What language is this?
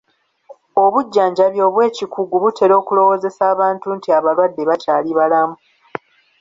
Ganda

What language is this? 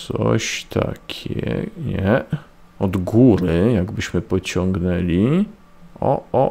Polish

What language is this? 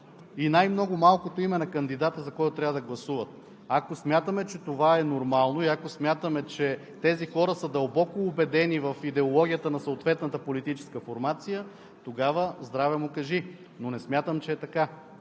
Bulgarian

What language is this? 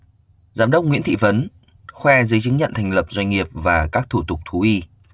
Vietnamese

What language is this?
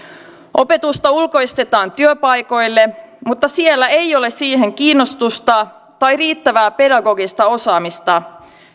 Finnish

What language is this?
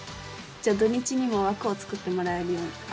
Japanese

